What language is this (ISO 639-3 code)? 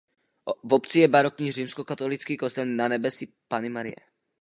ces